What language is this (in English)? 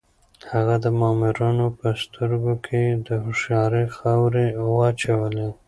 Pashto